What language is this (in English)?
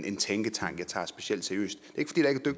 Danish